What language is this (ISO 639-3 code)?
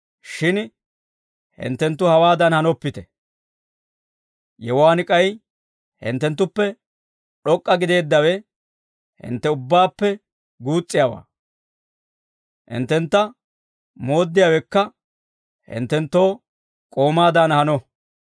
dwr